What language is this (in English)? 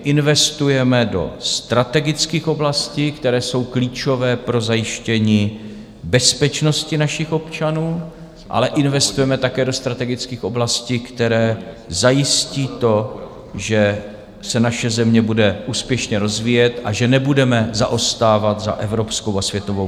Czech